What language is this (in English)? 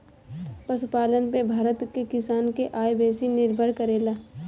Bhojpuri